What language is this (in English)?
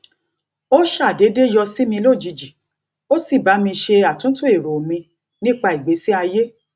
Yoruba